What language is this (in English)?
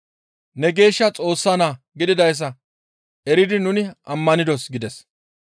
Gamo